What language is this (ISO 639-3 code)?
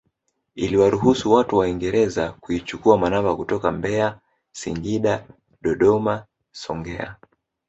swa